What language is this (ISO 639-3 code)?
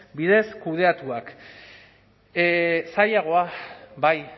eus